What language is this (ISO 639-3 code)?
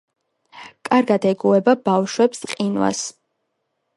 kat